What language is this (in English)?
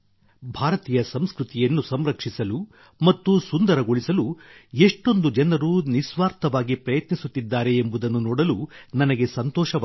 Kannada